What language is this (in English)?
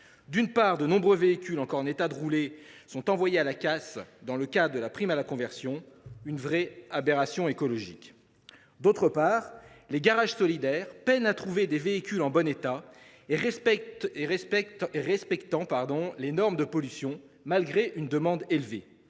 French